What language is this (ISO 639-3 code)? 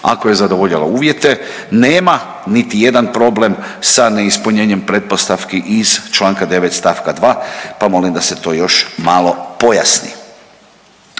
hrv